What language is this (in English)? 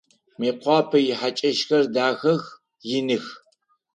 Adyghe